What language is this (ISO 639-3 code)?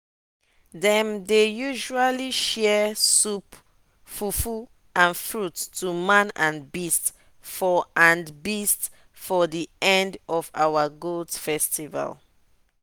pcm